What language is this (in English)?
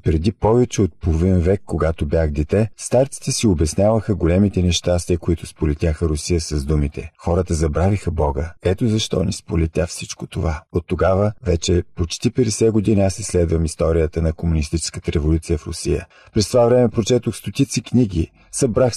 Bulgarian